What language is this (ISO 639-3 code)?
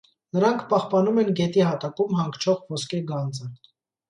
hye